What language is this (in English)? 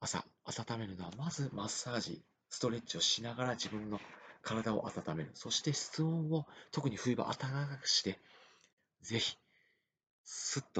Japanese